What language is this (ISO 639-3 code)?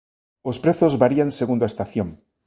glg